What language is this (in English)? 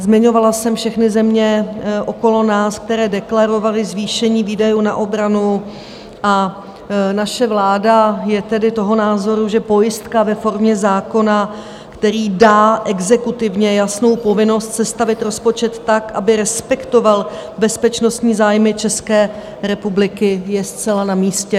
Czech